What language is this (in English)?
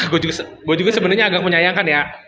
Indonesian